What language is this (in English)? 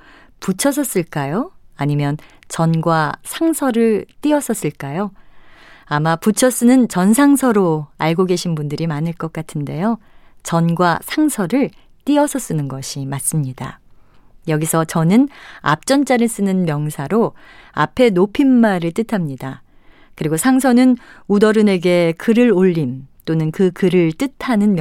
Korean